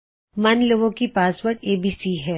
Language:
Punjabi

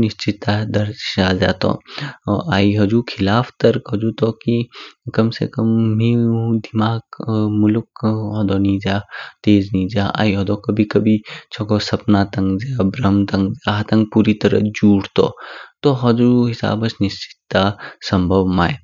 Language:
Kinnauri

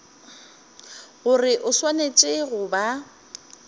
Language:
Northern Sotho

